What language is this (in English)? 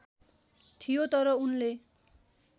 Nepali